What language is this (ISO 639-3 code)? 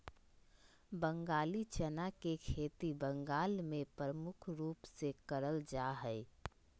mag